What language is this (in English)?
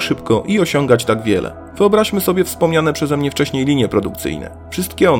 Polish